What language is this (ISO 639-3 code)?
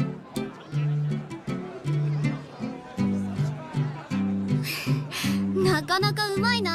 jpn